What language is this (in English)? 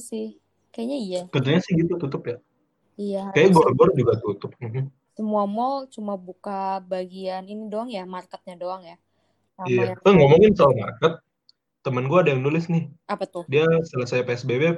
Indonesian